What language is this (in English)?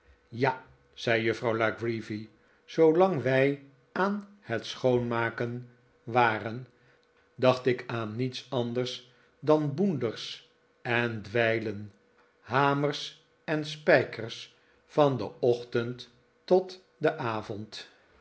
Dutch